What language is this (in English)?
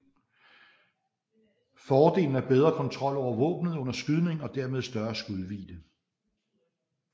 Danish